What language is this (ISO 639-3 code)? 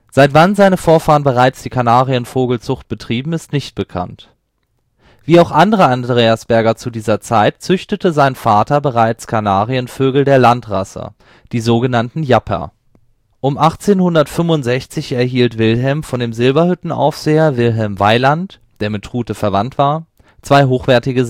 deu